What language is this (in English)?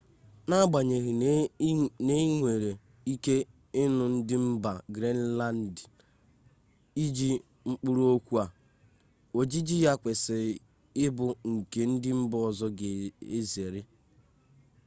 Igbo